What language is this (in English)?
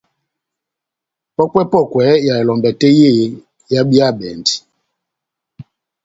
Batanga